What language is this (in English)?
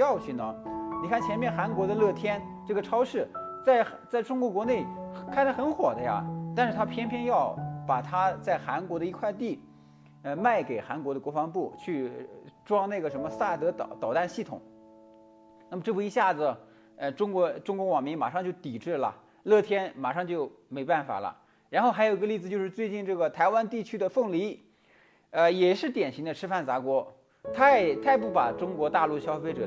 Chinese